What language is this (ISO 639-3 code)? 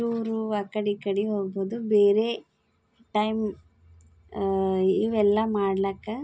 kan